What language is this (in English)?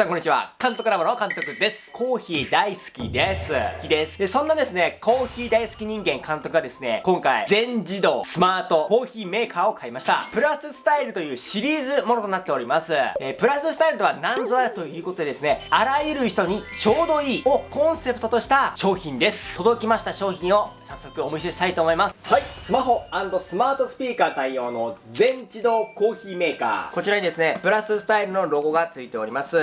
Japanese